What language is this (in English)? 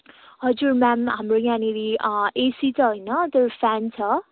Nepali